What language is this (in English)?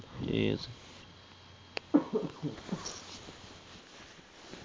Bangla